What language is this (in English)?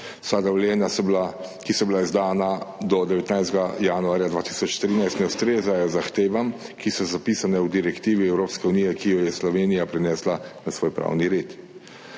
Slovenian